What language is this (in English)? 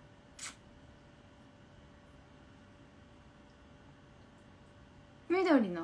Japanese